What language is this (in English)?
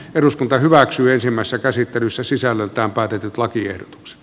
Finnish